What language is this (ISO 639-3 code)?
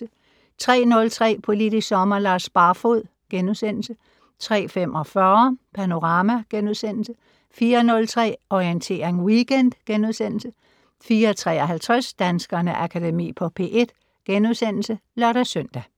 dan